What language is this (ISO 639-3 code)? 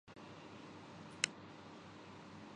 urd